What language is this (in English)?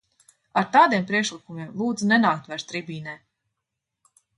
Latvian